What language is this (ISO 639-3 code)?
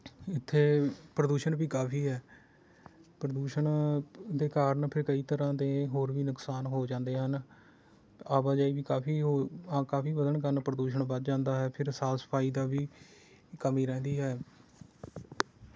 pan